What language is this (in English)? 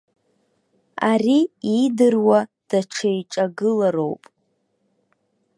Abkhazian